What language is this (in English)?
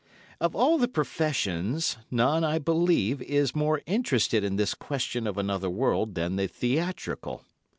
English